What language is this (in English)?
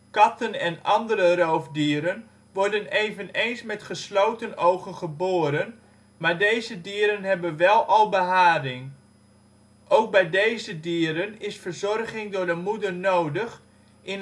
Dutch